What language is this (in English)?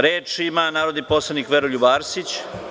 Serbian